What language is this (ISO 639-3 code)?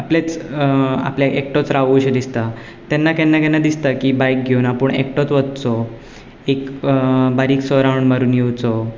kok